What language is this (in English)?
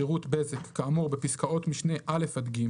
Hebrew